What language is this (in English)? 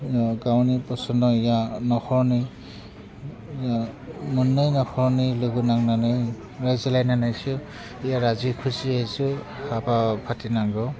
Bodo